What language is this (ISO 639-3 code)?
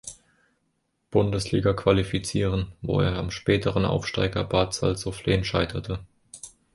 deu